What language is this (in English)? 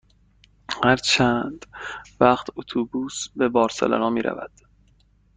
Persian